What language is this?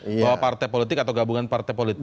Indonesian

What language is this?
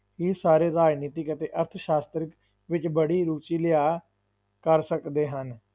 Punjabi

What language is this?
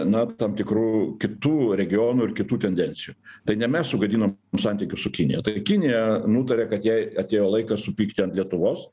Lithuanian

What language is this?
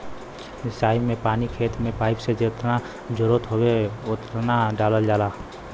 Bhojpuri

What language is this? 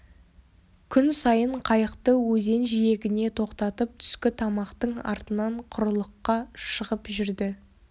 Kazakh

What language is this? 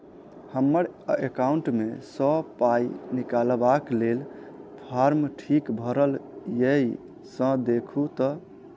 Maithili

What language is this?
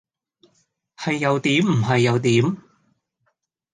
Cantonese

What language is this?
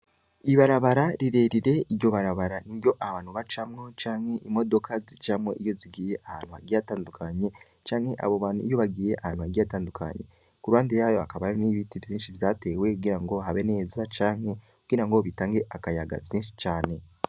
Rundi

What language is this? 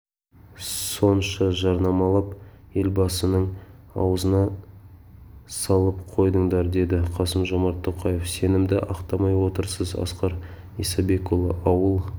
Kazakh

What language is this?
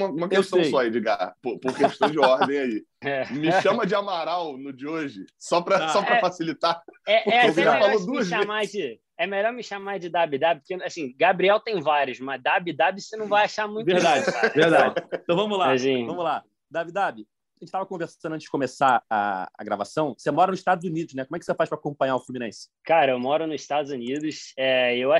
Portuguese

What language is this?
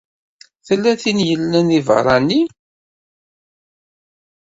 Kabyle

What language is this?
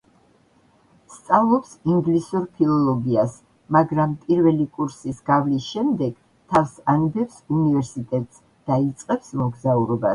Georgian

